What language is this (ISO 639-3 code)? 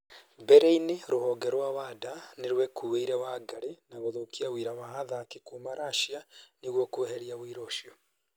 kik